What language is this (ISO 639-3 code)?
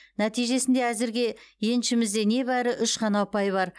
kaz